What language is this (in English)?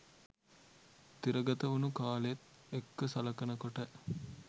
Sinhala